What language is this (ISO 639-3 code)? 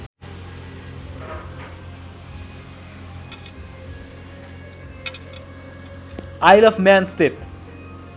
nep